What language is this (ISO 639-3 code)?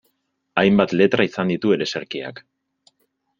eus